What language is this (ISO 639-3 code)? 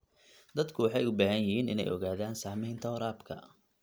som